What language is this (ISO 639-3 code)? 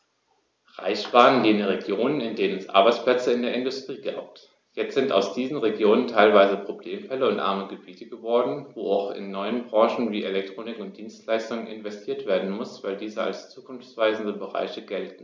deu